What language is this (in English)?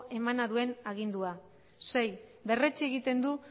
Basque